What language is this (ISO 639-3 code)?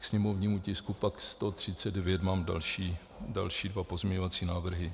ces